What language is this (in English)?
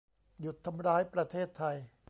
Thai